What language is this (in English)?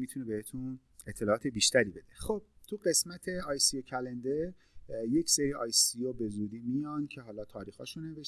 Persian